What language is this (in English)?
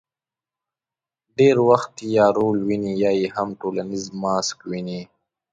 Pashto